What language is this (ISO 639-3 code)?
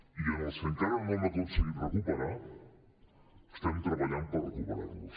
cat